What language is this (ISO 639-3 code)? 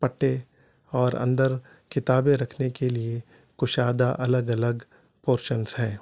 urd